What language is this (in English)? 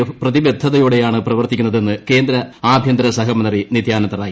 Malayalam